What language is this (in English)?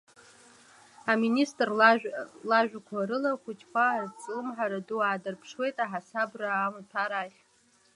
Abkhazian